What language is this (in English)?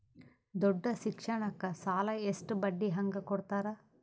Kannada